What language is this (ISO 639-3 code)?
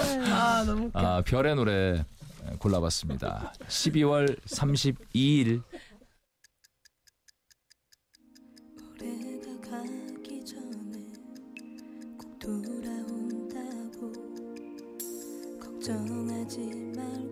kor